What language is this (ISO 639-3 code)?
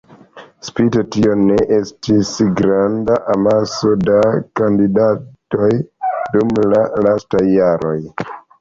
epo